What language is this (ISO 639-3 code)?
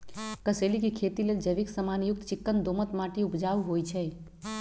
mag